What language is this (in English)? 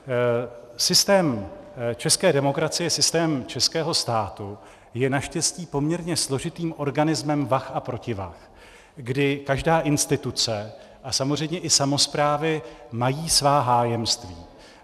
Czech